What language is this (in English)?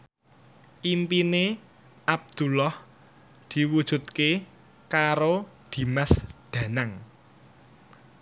Javanese